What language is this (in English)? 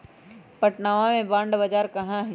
Magahi